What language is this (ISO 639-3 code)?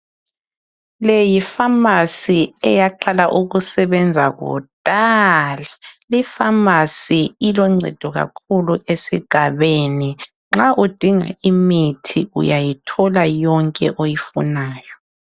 nde